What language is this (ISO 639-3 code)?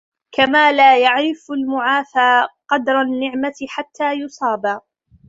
ara